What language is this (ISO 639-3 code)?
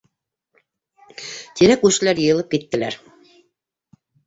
bak